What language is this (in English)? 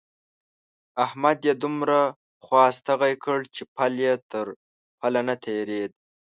Pashto